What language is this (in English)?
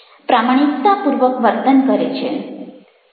Gujarati